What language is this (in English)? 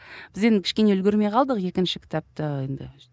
Kazakh